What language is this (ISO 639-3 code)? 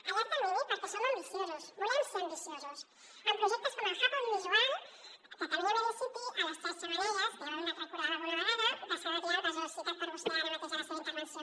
cat